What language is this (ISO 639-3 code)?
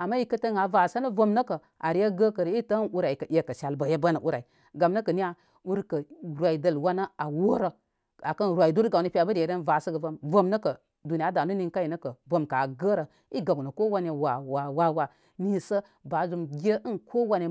kmy